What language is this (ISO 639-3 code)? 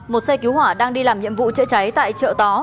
vie